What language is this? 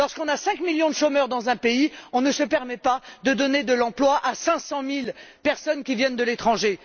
French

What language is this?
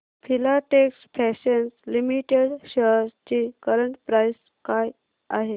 Marathi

